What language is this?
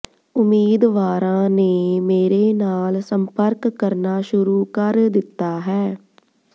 Punjabi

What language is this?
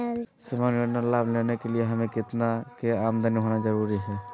Magahi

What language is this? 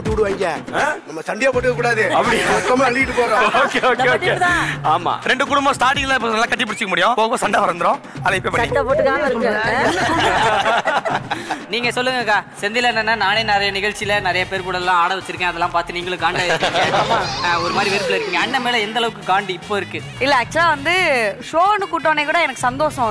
Korean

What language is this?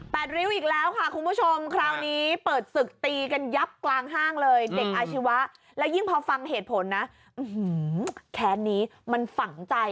Thai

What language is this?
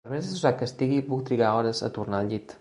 Catalan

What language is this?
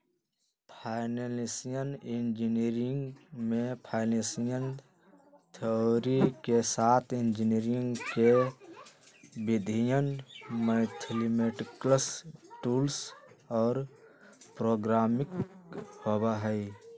Magahi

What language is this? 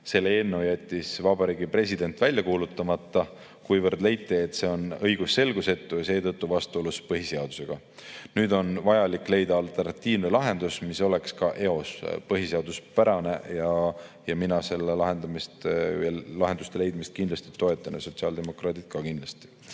Estonian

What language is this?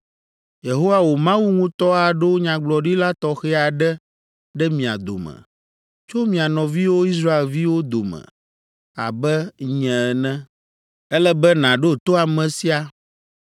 Ewe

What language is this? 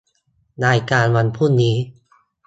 Thai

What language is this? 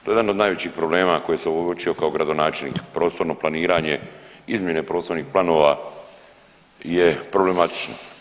Croatian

